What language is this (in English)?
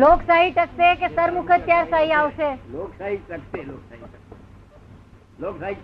Gujarati